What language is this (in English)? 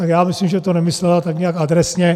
Czech